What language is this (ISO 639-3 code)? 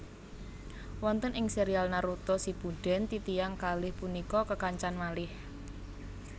jav